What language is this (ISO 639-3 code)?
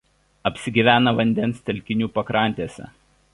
lit